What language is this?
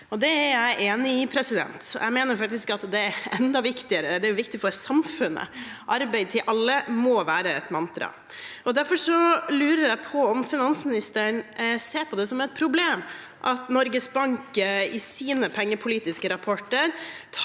Norwegian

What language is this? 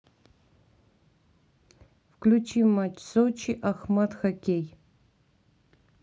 Russian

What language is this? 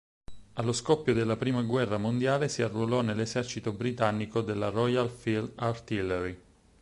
Italian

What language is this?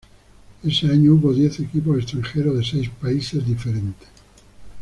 Spanish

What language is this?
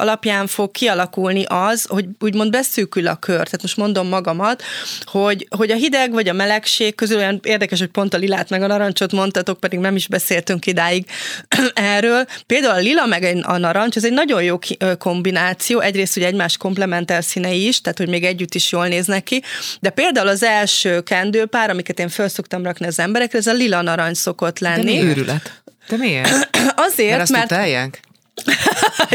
Hungarian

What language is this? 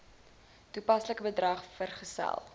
Afrikaans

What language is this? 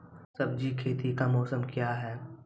Maithili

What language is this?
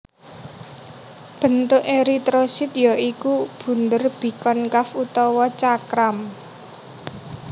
Javanese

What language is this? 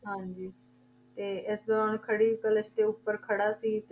Punjabi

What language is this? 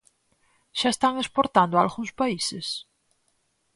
Galician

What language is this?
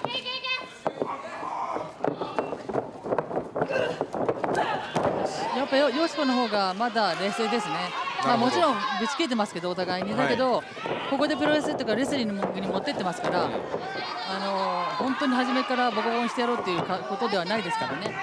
Japanese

